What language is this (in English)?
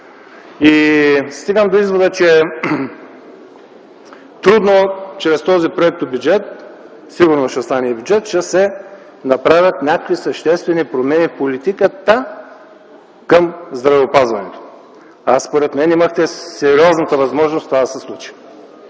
Bulgarian